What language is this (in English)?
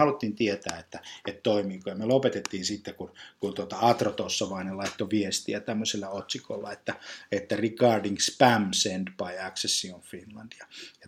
Finnish